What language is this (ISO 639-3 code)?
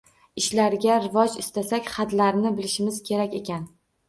uzb